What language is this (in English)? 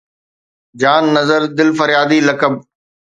Sindhi